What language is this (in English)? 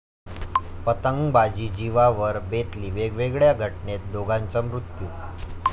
Marathi